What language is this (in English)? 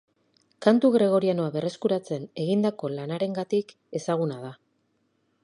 Basque